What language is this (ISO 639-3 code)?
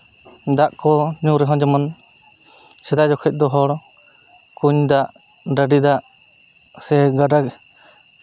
sat